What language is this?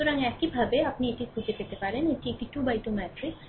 Bangla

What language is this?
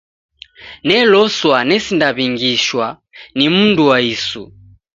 Taita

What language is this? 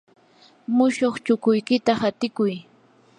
Yanahuanca Pasco Quechua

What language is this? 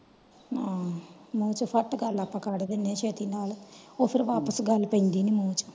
Punjabi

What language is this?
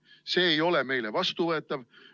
Estonian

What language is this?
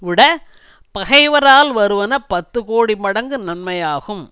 Tamil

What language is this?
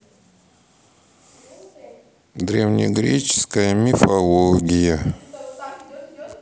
Russian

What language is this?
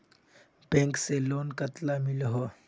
Magahi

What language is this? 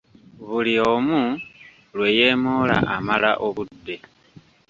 Ganda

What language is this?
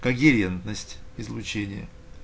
Russian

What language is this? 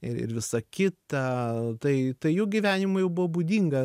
Lithuanian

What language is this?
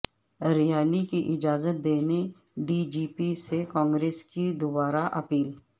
Urdu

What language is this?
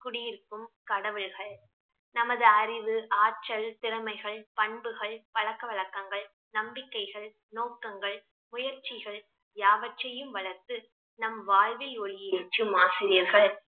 Tamil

